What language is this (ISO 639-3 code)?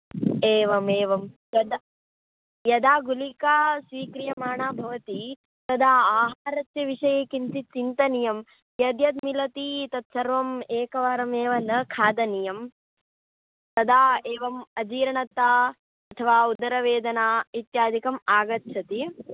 san